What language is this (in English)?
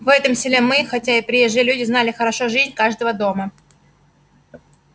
Russian